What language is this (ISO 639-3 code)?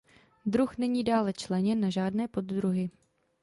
ces